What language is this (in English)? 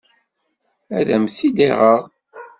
Kabyle